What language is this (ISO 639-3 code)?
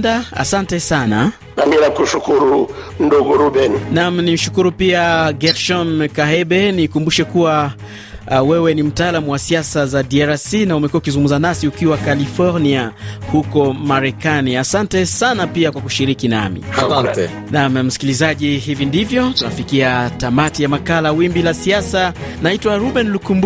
swa